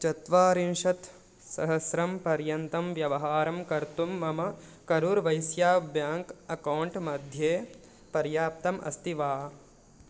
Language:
Sanskrit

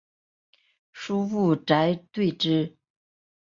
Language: Chinese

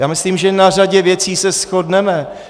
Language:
Czech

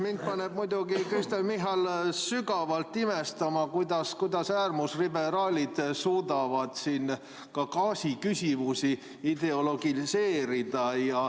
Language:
Estonian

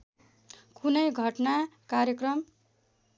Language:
Nepali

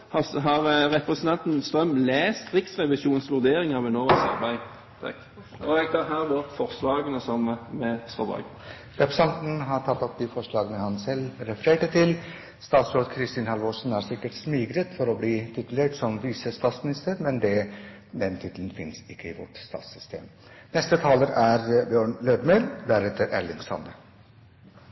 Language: Norwegian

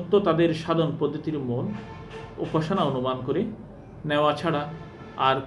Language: Turkish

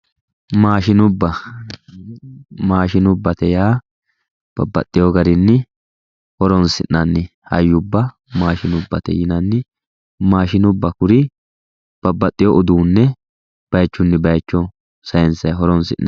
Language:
Sidamo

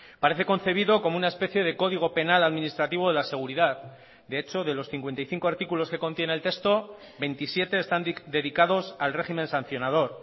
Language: Spanish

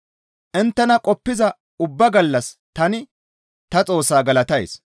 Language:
Gamo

